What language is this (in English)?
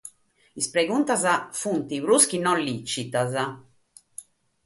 Sardinian